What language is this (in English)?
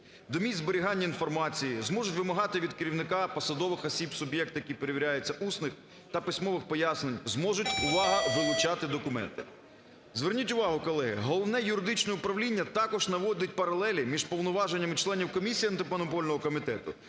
Ukrainian